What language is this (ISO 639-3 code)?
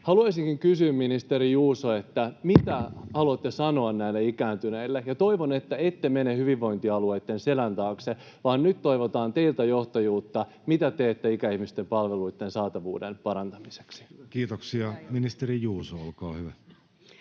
fin